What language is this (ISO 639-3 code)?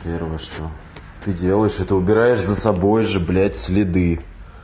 rus